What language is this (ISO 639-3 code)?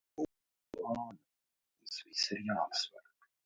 lav